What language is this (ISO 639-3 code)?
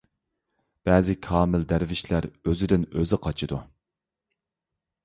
uig